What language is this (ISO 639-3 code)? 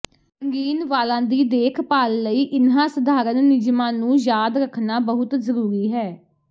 pan